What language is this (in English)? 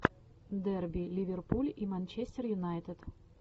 Russian